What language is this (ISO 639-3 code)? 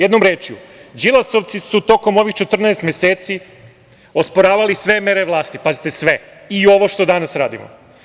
srp